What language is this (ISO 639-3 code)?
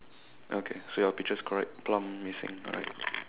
eng